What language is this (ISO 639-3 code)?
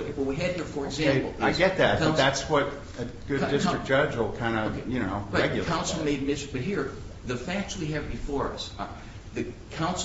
eng